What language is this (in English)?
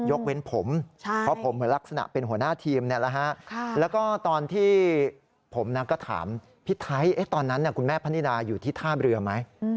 Thai